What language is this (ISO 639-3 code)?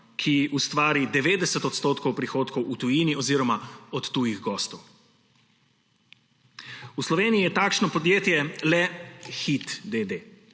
slv